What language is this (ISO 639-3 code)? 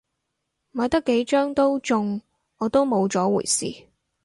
yue